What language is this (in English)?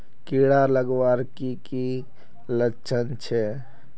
Magahi